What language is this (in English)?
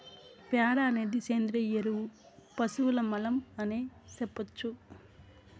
Telugu